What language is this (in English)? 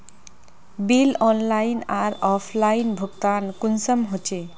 Magahi